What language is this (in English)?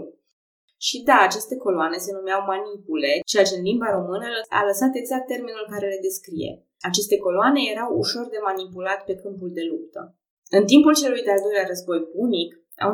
Romanian